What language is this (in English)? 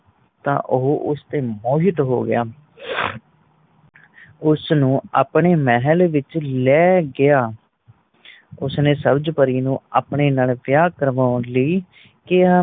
Punjabi